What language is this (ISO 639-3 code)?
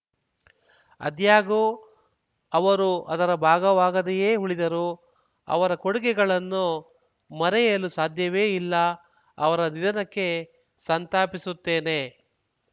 kan